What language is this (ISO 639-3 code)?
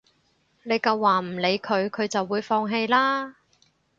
yue